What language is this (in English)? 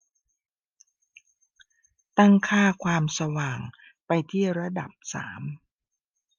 Thai